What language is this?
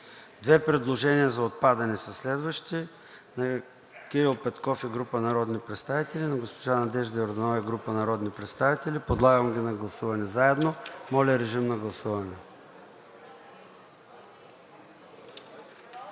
Bulgarian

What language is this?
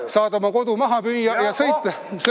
Estonian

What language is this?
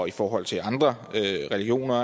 Danish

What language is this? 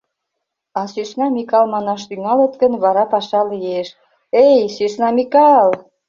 Mari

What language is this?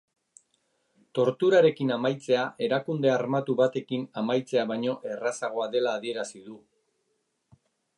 Basque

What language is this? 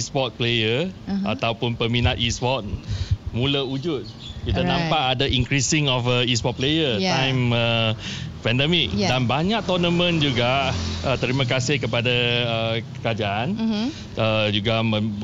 Malay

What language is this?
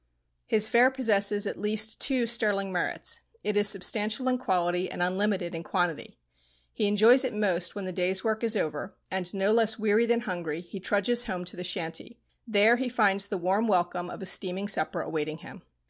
English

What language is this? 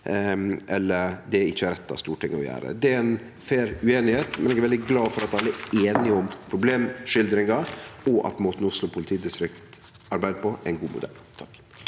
Norwegian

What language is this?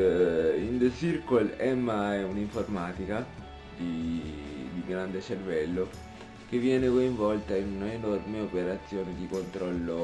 Italian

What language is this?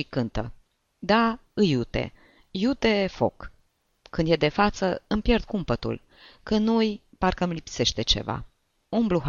Romanian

